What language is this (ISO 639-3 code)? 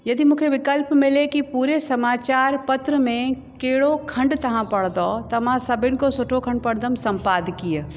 snd